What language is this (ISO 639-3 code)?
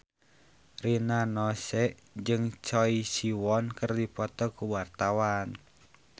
sun